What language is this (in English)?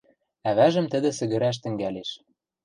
Western Mari